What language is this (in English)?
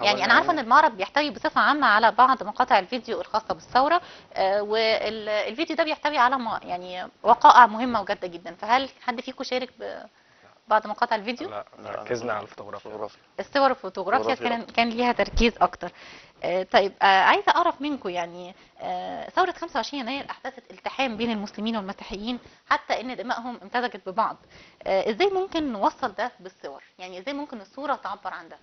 Arabic